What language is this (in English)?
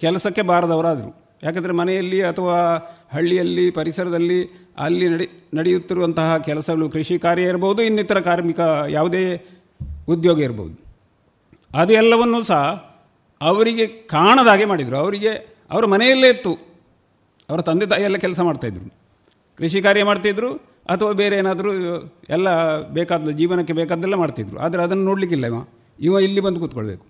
Kannada